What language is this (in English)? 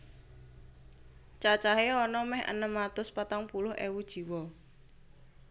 Javanese